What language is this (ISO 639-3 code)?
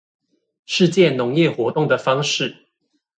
zho